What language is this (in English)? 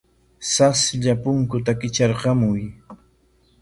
Corongo Ancash Quechua